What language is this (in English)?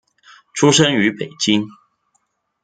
Chinese